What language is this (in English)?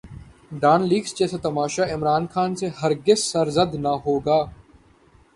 Urdu